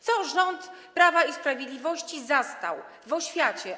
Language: Polish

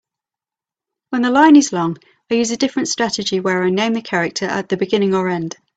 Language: English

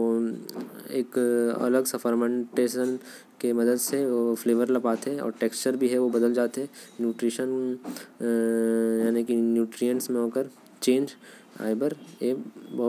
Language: Korwa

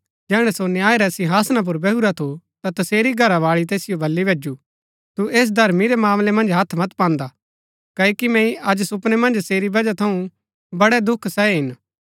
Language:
Gaddi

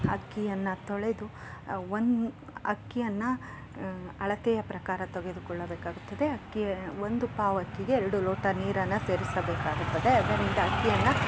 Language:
Kannada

